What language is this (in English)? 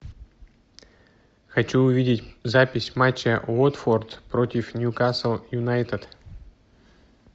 Russian